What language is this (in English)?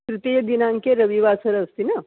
Sanskrit